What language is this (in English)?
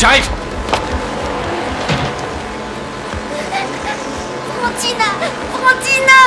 French